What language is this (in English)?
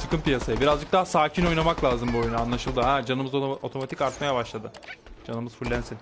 Turkish